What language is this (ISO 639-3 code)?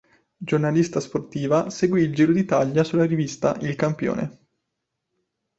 ita